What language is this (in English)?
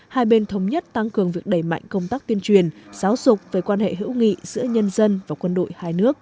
Vietnamese